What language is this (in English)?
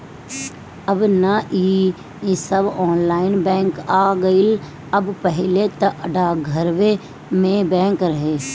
Bhojpuri